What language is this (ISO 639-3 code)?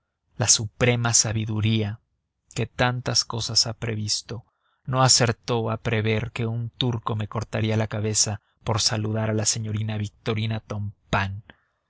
spa